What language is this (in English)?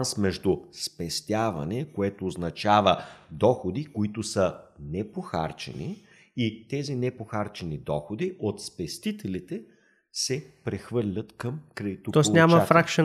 Bulgarian